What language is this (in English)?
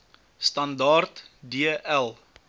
Afrikaans